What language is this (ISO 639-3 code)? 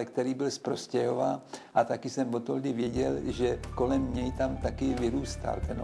ces